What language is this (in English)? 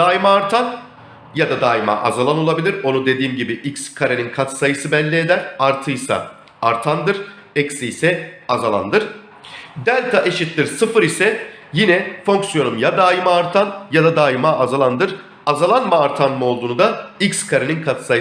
Turkish